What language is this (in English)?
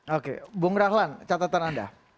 Indonesian